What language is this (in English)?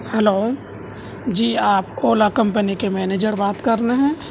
Urdu